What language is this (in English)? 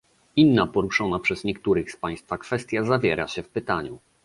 Polish